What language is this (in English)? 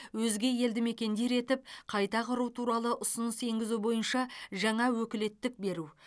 Kazakh